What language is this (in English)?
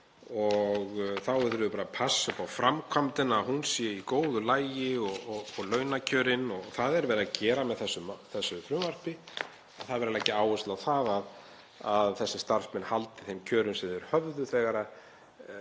Icelandic